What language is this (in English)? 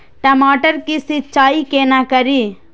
Maithili